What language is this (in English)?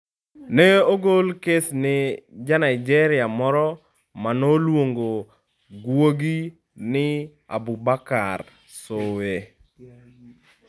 Luo (Kenya and Tanzania)